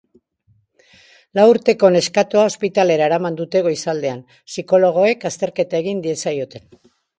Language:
Basque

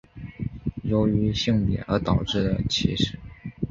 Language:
Chinese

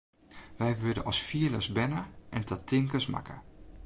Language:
Western Frisian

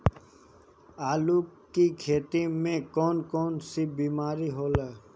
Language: Bhojpuri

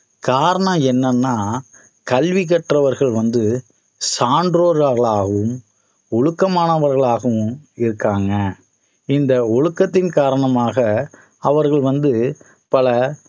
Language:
Tamil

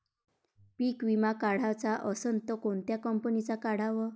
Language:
Marathi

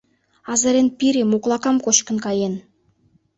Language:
Mari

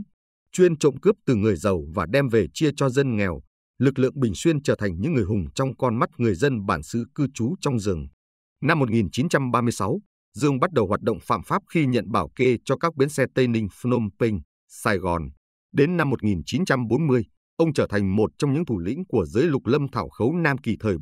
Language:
Vietnamese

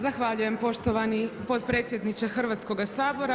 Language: Croatian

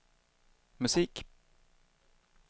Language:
Swedish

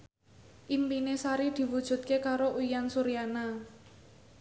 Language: Javanese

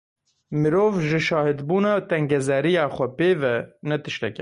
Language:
Kurdish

